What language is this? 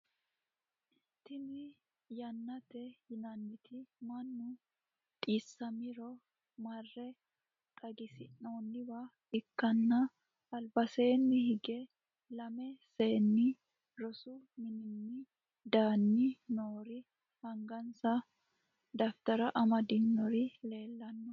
Sidamo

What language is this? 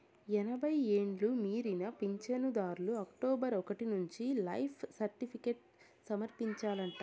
Telugu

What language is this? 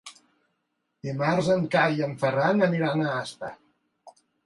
Catalan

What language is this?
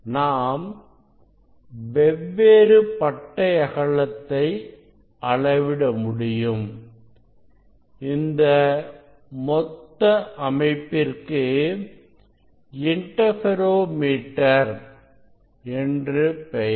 Tamil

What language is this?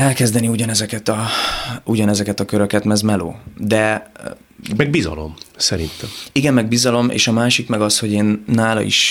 Hungarian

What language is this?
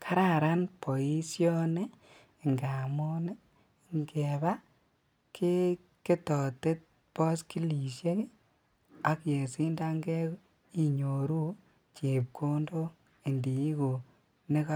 Kalenjin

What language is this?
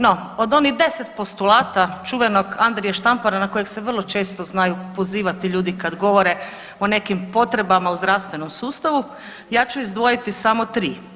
Croatian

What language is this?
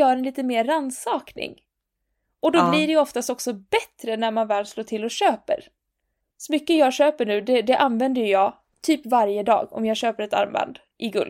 Swedish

